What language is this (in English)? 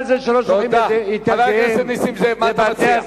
Hebrew